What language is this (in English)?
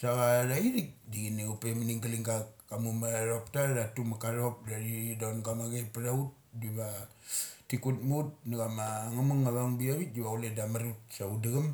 Mali